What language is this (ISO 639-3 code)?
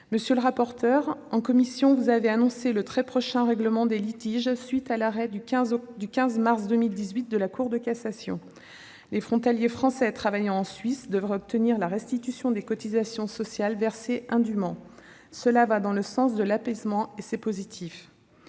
fra